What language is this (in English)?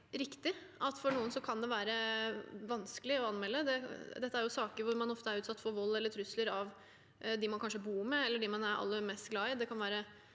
Norwegian